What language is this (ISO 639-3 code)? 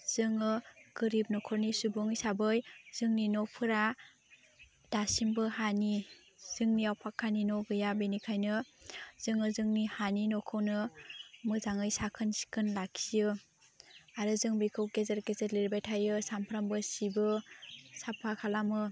brx